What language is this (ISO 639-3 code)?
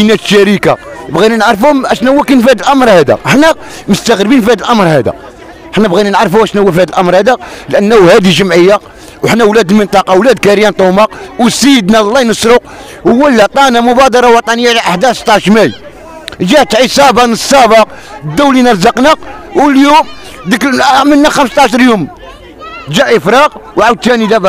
ara